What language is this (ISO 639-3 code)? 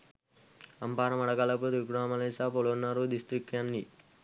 sin